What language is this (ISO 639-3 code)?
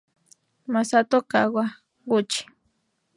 spa